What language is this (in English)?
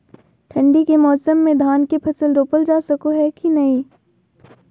Magahi